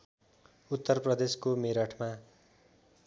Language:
Nepali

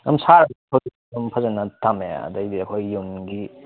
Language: Manipuri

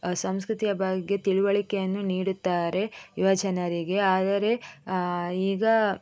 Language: Kannada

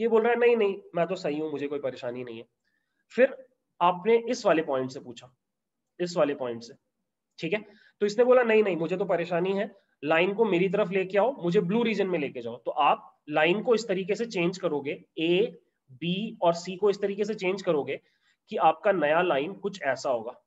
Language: Hindi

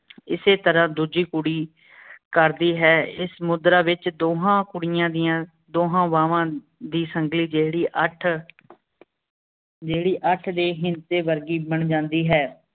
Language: Punjabi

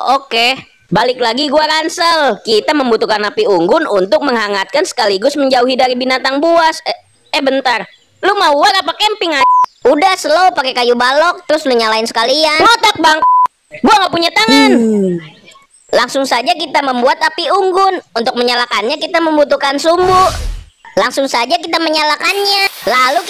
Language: Indonesian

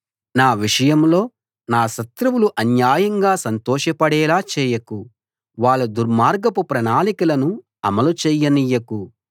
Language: Telugu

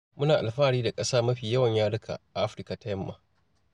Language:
Hausa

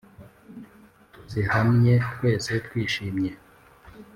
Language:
Kinyarwanda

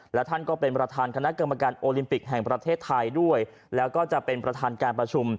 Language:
Thai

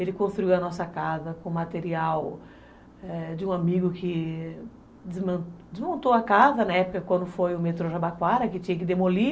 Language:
Portuguese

